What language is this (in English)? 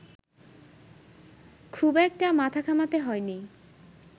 Bangla